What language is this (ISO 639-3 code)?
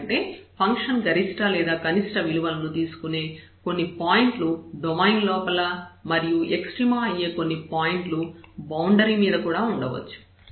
tel